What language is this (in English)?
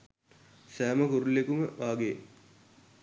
Sinhala